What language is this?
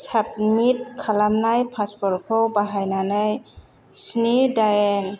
Bodo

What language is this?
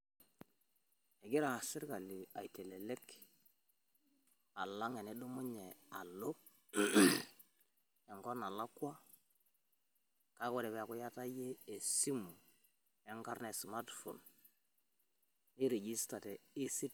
Masai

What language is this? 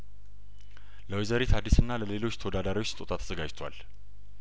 Amharic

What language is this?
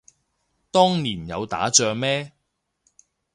Cantonese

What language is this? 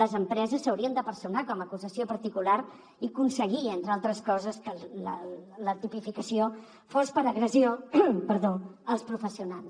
Catalan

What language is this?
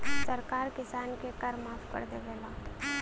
Bhojpuri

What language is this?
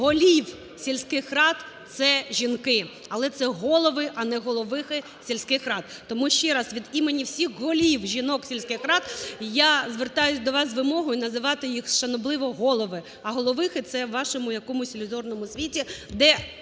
Ukrainian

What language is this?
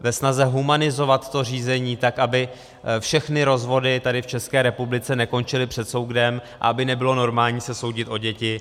Czech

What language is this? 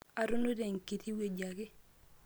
Masai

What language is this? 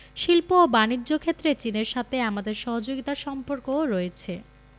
Bangla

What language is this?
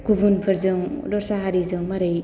Bodo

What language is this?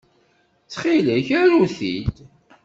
Kabyle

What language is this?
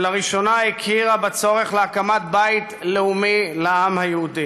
Hebrew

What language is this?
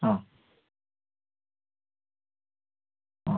Malayalam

